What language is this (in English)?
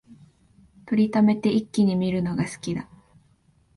Japanese